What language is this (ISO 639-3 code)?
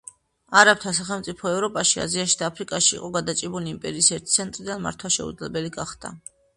kat